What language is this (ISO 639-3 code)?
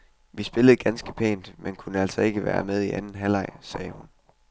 dan